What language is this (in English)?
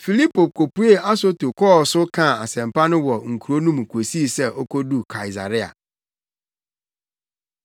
Akan